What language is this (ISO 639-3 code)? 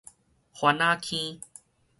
nan